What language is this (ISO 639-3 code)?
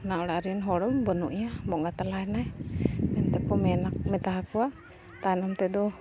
sat